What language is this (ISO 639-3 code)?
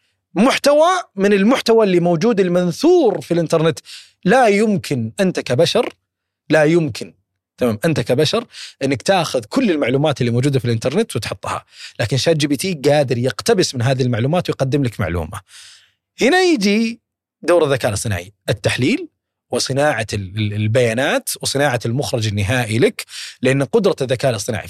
ara